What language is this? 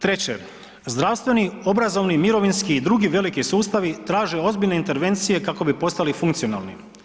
Croatian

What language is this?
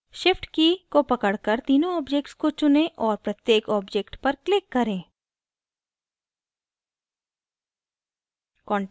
Hindi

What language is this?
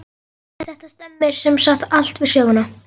Icelandic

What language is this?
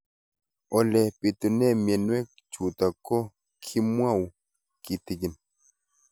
Kalenjin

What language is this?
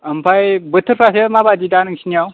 Bodo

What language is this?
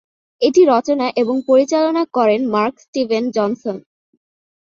Bangla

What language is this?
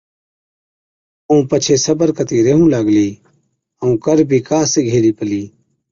Od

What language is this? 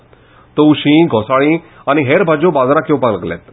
Konkani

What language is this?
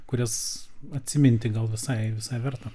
Lithuanian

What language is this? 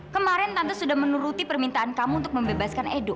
Indonesian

